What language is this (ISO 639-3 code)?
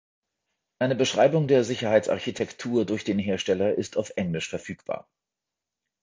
deu